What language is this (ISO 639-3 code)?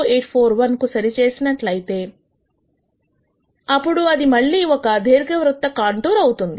tel